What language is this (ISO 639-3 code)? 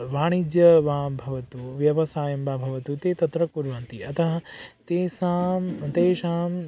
san